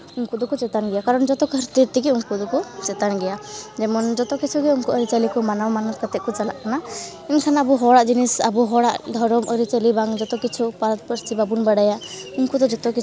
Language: Santali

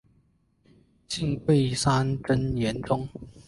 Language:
Chinese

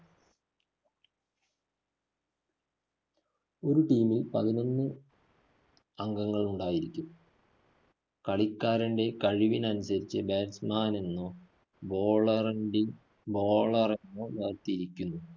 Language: Malayalam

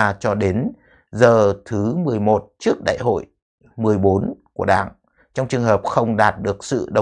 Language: Vietnamese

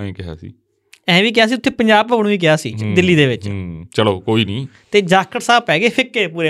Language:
Punjabi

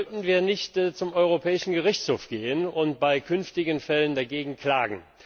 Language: German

